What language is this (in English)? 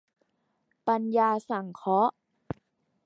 Thai